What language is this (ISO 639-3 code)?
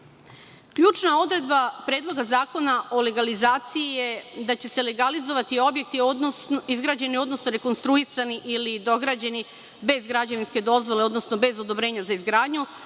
srp